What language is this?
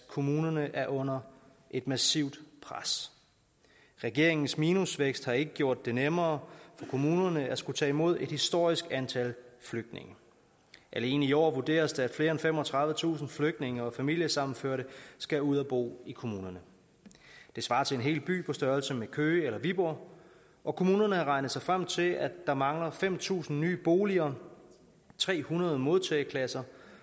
Danish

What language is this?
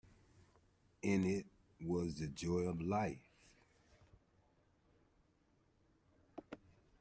English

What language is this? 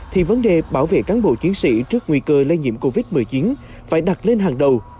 Vietnamese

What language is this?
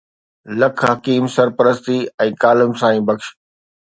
Sindhi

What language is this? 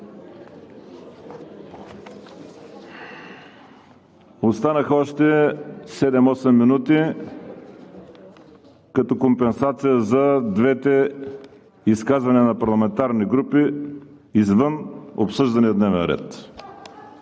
Bulgarian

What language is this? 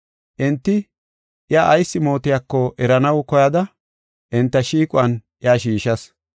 Gofa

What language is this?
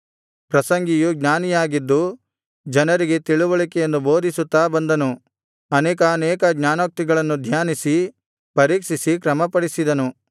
Kannada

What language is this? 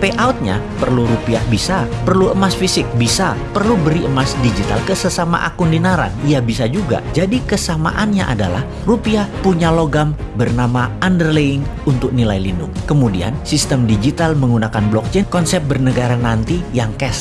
Indonesian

